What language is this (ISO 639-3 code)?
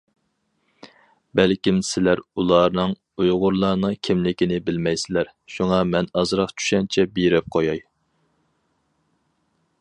uig